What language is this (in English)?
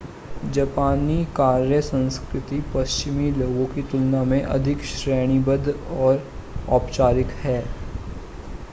Hindi